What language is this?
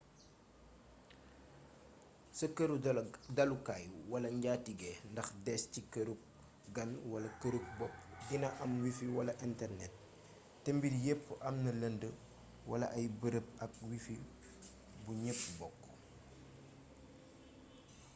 Wolof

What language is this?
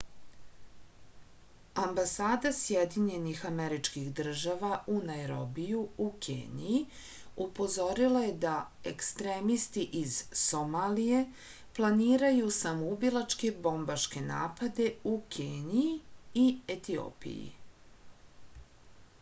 Serbian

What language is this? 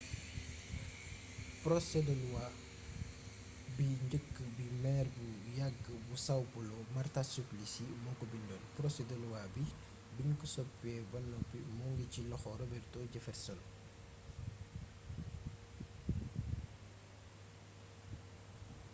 Wolof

